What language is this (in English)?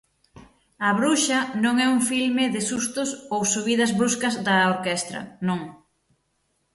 Galician